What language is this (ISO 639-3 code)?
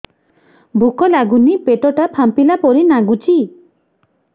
ori